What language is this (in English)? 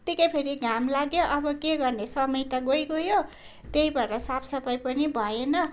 Nepali